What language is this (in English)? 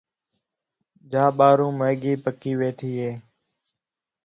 Khetrani